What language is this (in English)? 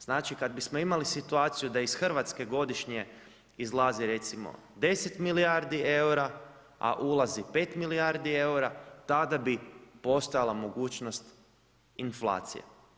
Croatian